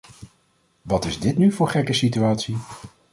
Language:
Dutch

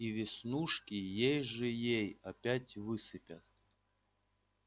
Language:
Russian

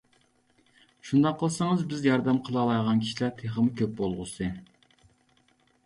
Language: Uyghur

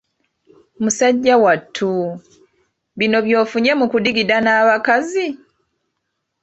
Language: Ganda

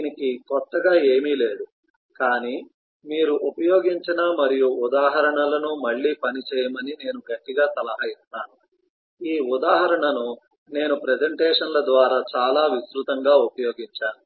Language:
Telugu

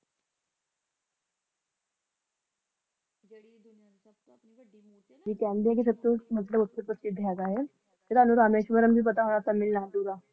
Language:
Punjabi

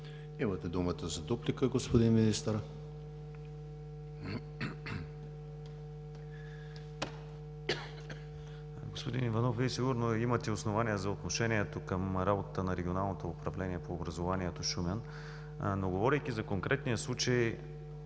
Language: Bulgarian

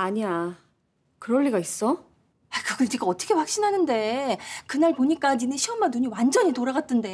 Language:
Korean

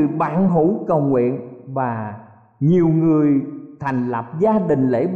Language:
Vietnamese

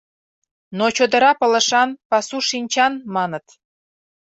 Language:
Mari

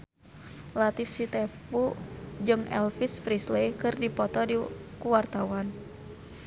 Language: Sundanese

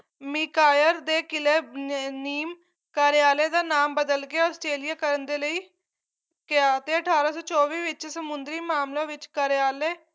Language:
Punjabi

